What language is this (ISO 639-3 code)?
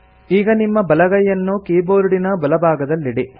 kan